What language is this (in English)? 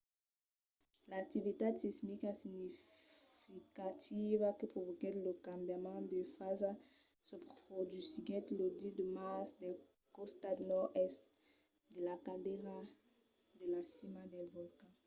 Occitan